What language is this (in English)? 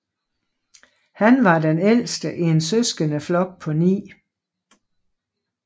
Danish